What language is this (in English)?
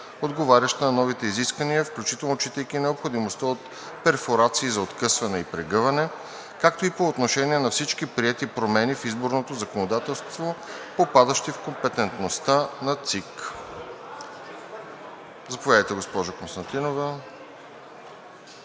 Bulgarian